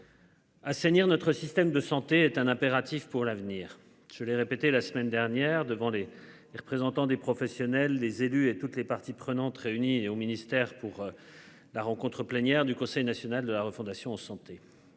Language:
French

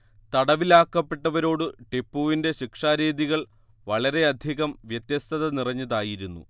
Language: Malayalam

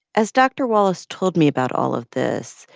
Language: English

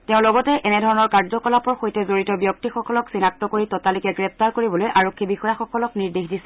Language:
Assamese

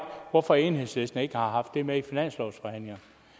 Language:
Danish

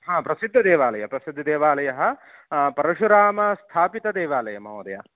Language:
Sanskrit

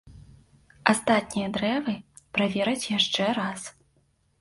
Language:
Belarusian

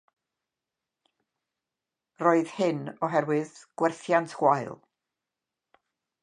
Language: Welsh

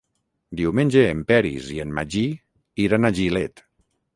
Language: Catalan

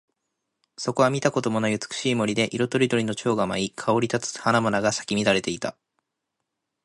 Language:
Japanese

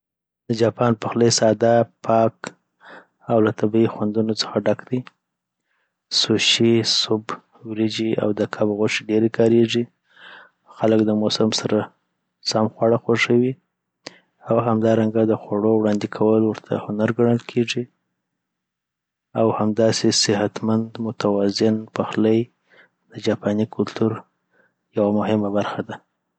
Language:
Southern Pashto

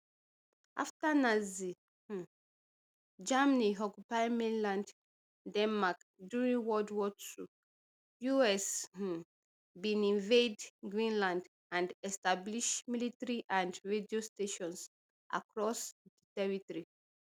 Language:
Nigerian Pidgin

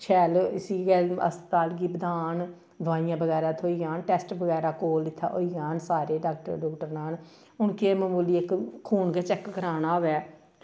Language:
Dogri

